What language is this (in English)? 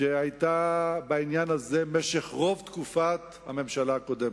Hebrew